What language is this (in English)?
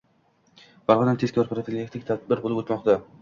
Uzbek